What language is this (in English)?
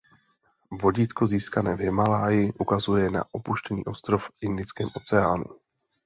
Czech